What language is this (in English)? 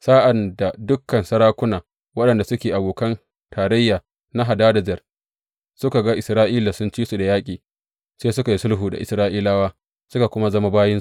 Hausa